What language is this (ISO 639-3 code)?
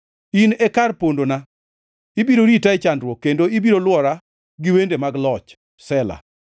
luo